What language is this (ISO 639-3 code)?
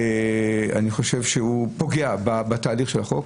heb